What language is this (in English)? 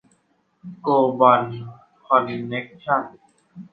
Thai